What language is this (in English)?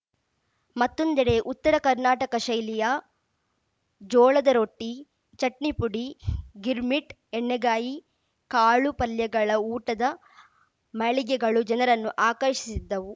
Kannada